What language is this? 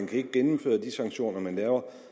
Danish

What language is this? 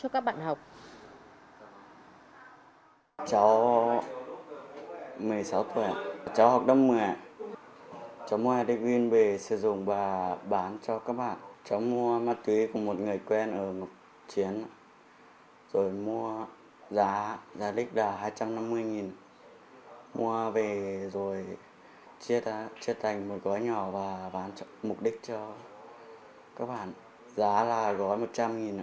Vietnamese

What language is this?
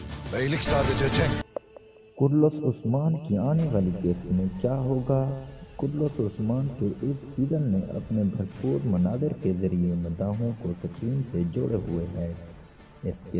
Turkish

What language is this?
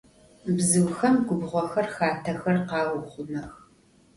Adyghe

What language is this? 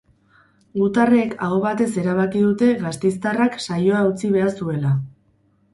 Basque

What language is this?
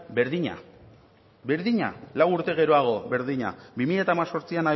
Basque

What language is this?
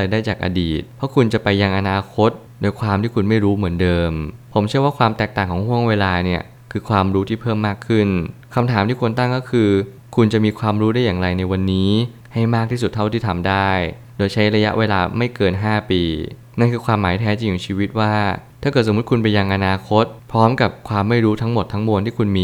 Thai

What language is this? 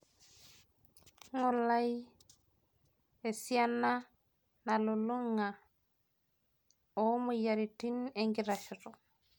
Masai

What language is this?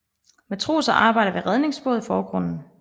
Danish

